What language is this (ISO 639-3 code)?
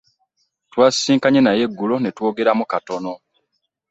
lug